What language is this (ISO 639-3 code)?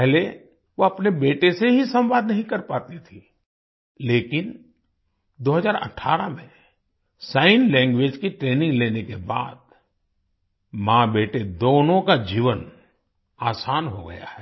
hin